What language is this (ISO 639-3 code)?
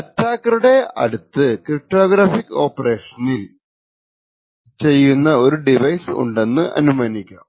mal